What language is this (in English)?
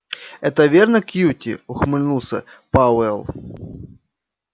Russian